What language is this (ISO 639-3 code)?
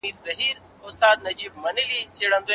pus